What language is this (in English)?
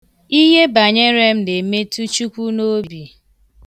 Igbo